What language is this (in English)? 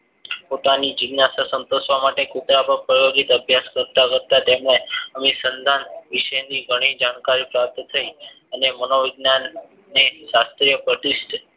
Gujarati